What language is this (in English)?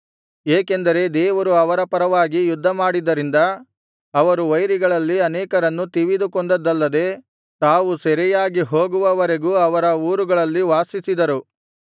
Kannada